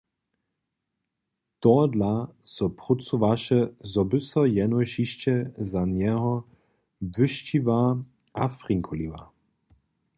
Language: Upper Sorbian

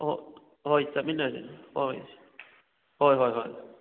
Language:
Manipuri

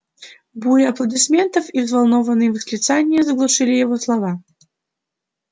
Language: Russian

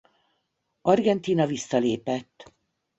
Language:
Hungarian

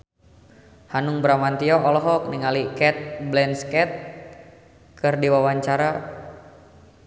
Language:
Sundanese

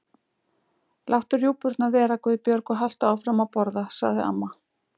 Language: Icelandic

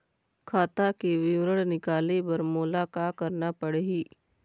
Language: Chhattisgarhi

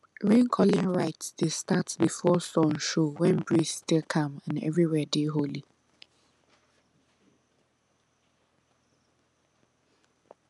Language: Nigerian Pidgin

